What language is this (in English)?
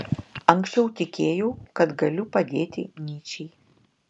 Lithuanian